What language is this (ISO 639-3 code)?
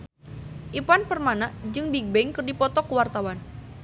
sun